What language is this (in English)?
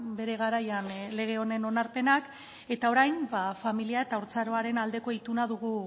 Basque